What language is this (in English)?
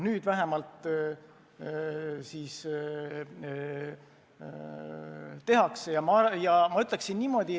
Estonian